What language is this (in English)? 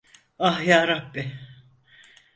Turkish